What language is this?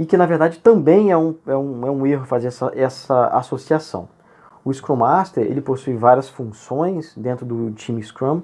Portuguese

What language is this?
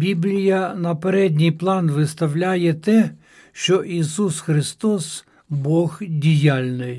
Ukrainian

